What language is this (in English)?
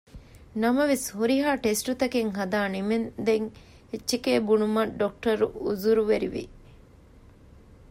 Divehi